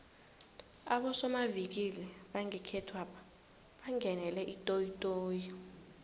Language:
South Ndebele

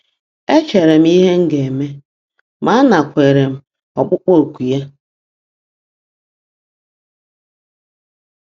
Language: Igbo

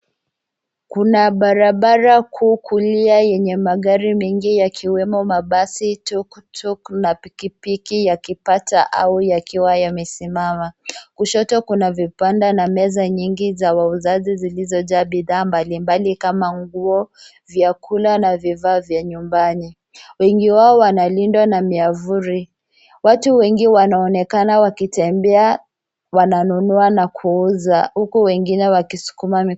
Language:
Swahili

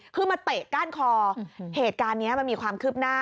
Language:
Thai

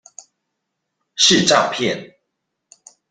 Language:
Chinese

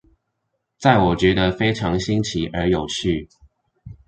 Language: Chinese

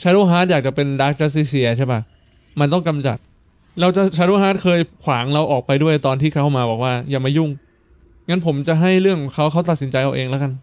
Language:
Thai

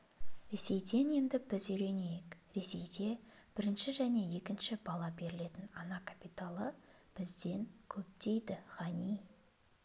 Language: Kazakh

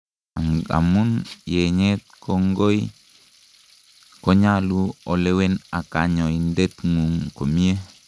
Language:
Kalenjin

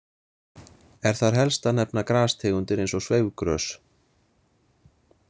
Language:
Icelandic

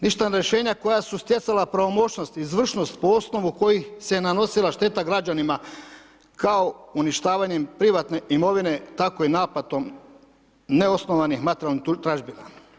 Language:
Croatian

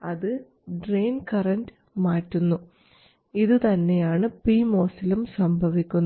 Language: Malayalam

